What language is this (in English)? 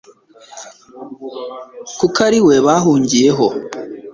Kinyarwanda